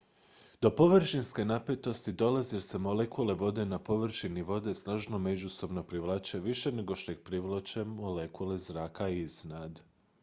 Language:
Croatian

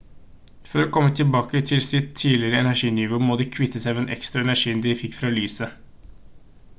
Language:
Norwegian Bokmål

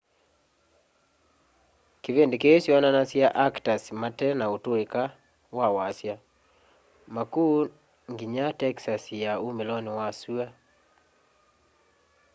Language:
Kamba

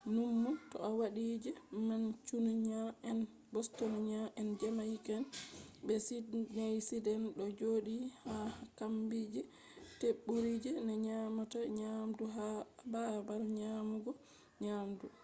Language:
Fula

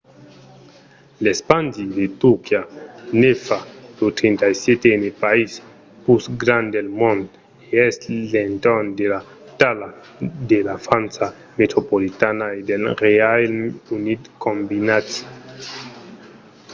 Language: Occitan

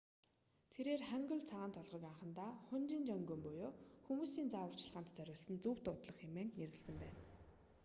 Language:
Mongolian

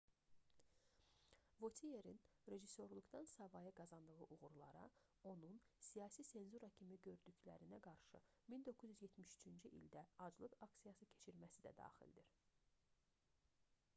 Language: Azerbaijani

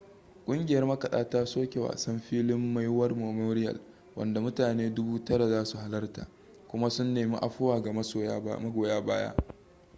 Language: Hausa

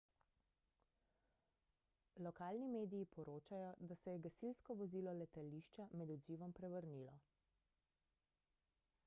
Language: Slovenian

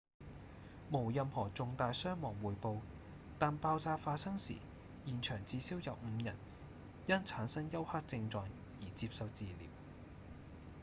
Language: Cantonese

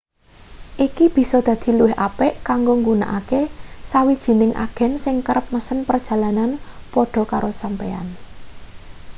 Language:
Javanese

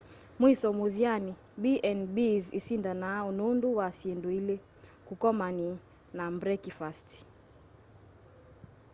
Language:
Kamba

